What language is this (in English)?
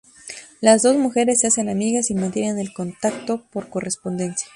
Spanish